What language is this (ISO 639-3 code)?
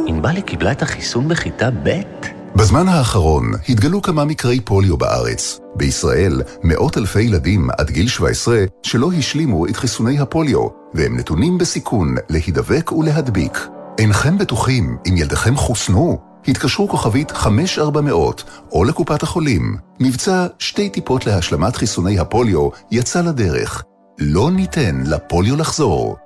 heb